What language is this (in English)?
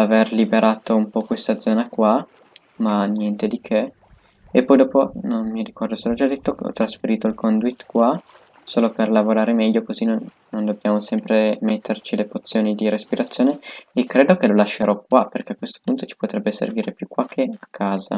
Italian